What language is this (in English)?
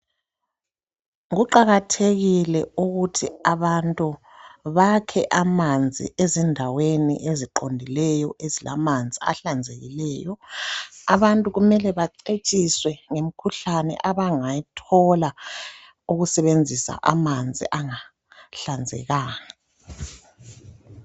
North Ndebele